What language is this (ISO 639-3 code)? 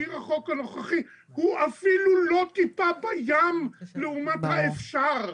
heb